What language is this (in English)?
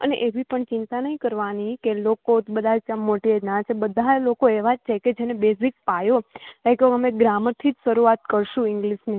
Gujarati